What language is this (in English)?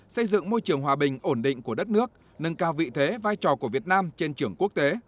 Vietnamese